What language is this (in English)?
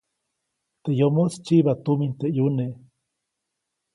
Copainalá Zoque